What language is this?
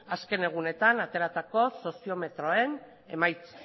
Basque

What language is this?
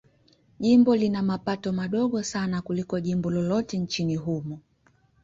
Swahili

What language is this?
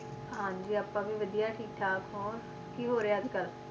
Punjabi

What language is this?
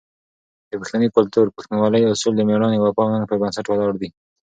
Pashto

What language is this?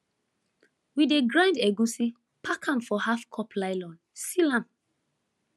Nigerian Pidgin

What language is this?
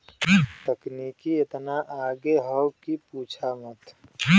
Bhojpuri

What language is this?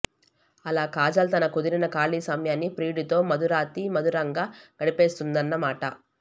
Telugu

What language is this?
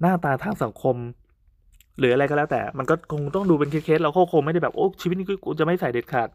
Thai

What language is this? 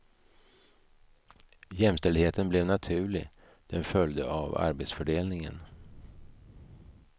Swedish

